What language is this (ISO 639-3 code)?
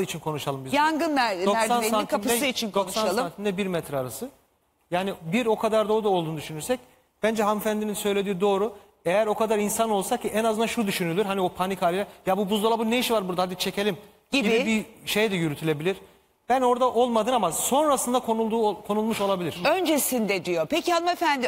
tur